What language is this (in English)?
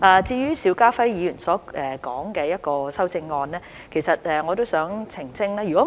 Cantonese